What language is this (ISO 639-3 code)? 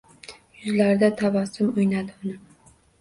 uzb